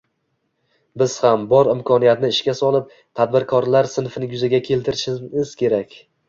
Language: Uzbek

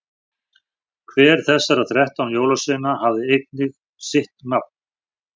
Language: Icelandic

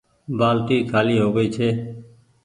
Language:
Goaria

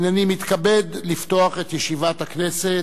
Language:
Hebrew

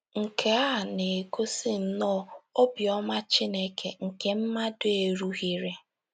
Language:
Igbo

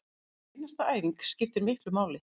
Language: Icelandic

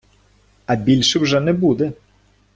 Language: Ukrainian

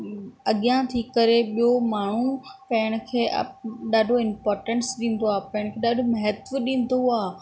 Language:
Sindhi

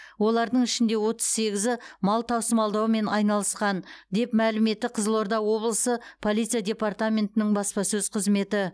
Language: Kazakh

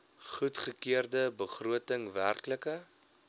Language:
Afrikaans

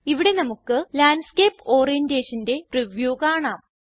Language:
Malayalam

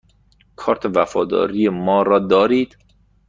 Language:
Persian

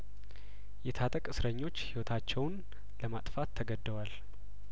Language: Amharic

